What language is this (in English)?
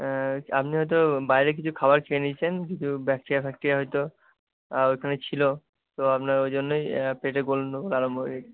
Bangla